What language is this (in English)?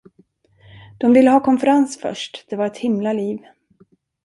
Swedish